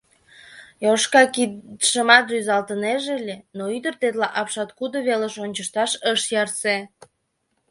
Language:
Mari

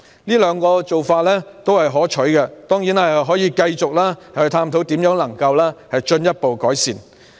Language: Cantonese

